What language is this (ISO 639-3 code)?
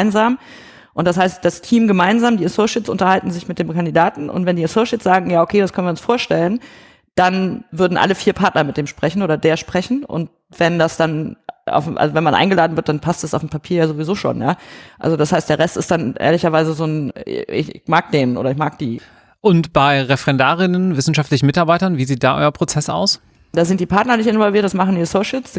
deu